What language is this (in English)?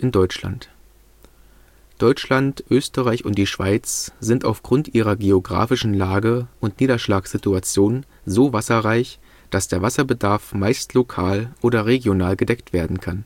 German